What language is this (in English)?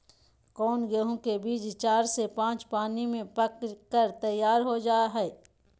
Magahi